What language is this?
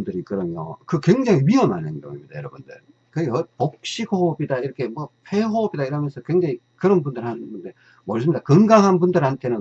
Korean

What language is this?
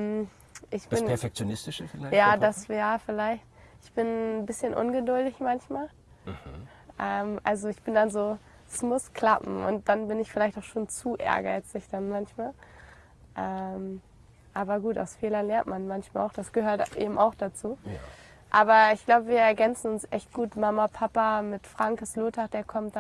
German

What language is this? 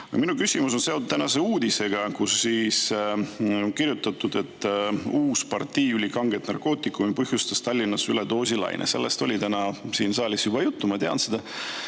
Estonian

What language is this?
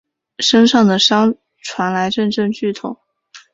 Chinese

